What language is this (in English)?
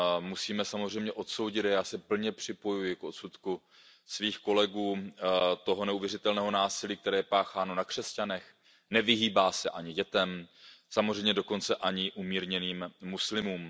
Czech